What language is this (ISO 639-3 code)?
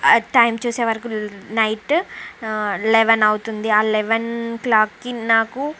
tel